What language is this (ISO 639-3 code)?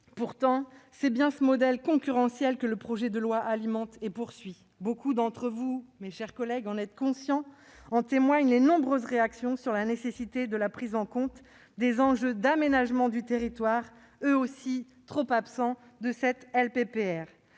fra